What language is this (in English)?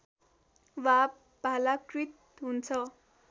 Nepali